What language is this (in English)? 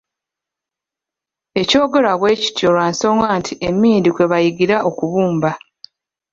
Ganda